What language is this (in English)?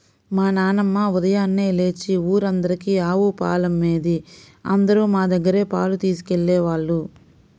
Telugu